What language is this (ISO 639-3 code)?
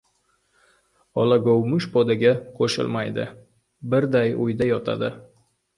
uzb